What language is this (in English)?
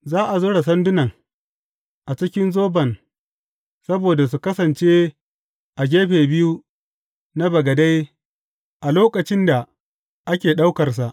Hausa